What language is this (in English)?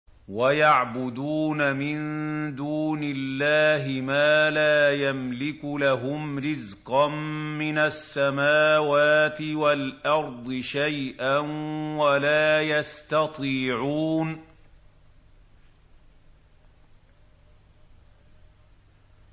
Arabic